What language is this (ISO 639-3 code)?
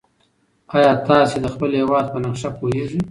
pus